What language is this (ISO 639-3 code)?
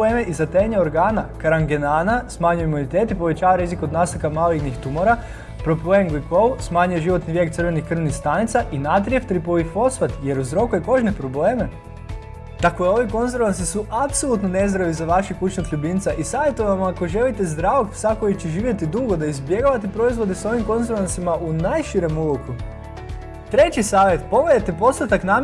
hrv